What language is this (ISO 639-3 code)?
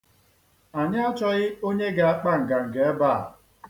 ibo